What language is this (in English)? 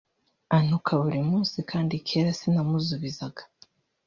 Kinyarwanda